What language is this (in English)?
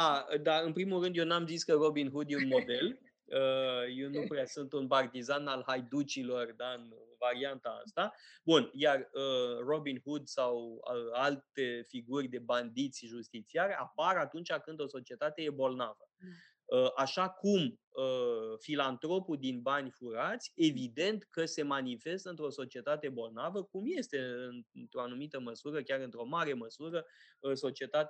Romanian